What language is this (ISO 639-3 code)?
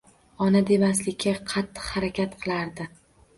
uzb